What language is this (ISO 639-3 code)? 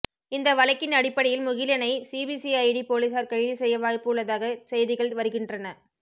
tam